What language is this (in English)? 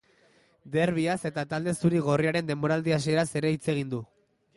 Basque